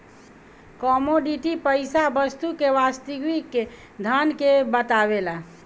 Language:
Bhojpuri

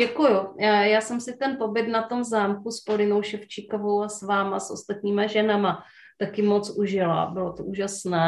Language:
Czech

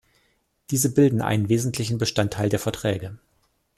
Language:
German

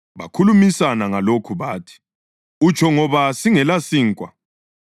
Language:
North Ndebele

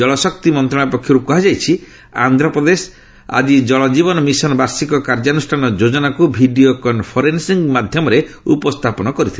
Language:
Odia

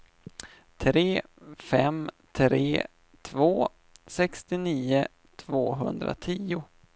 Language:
Swedish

